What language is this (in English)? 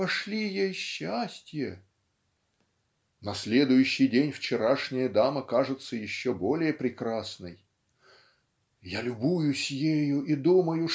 Russian